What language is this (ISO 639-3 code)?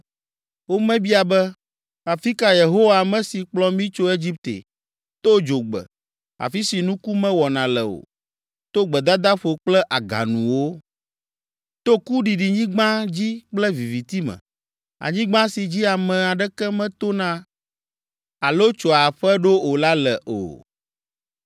ewe